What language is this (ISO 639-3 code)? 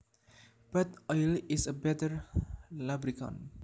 jav